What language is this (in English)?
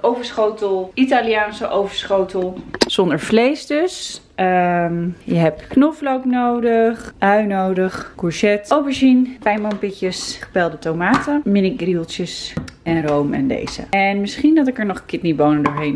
Dutch